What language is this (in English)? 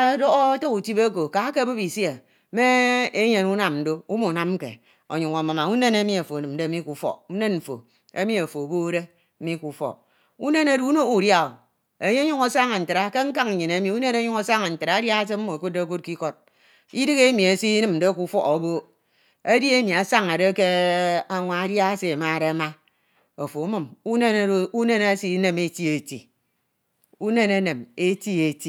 Ito